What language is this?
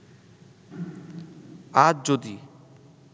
Bangla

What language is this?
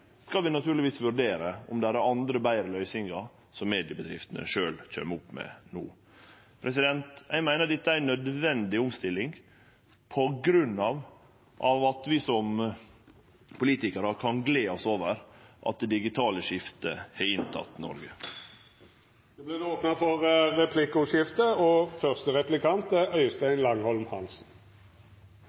Norwegian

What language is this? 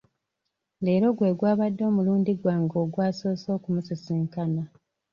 Ganda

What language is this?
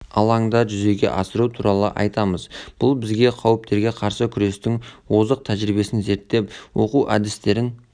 Kazakh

